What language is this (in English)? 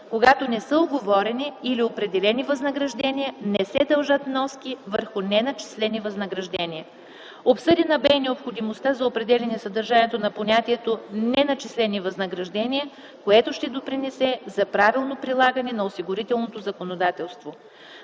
Bulgarian